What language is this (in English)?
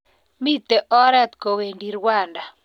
Kalenjin